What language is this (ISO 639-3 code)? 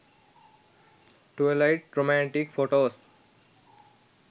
sin